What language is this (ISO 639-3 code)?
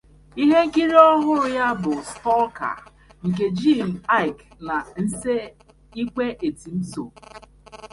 ibo